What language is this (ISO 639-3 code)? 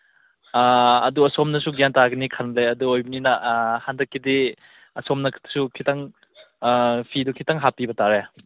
mni